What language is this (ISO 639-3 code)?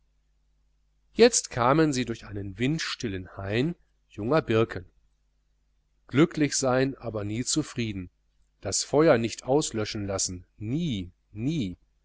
deu